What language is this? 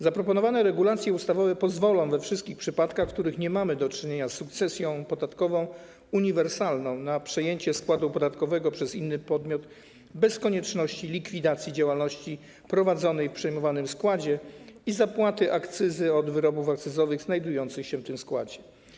Polish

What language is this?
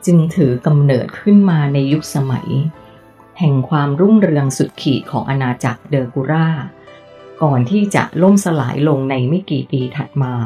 Thai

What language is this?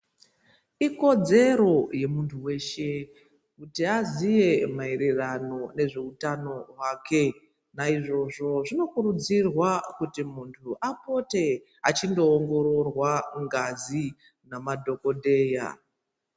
Ndau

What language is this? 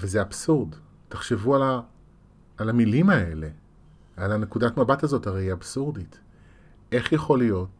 Hebrew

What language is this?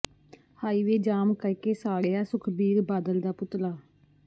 Punjabi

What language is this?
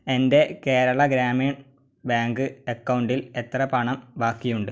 Malayalam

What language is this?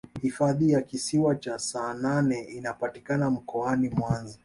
Swahili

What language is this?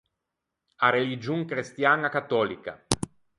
Ligurian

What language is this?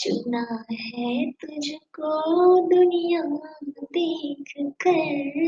Hindi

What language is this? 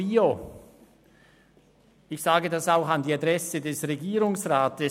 Swiss German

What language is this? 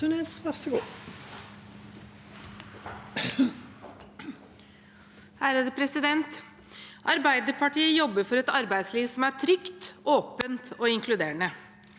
Norwegian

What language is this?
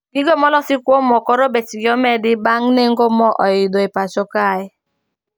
Luo (Kenya and Tanzania)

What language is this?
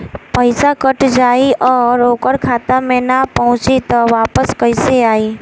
Bhojpuri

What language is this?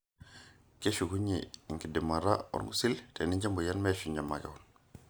Masai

